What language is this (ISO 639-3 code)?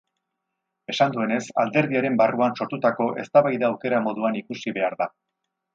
eus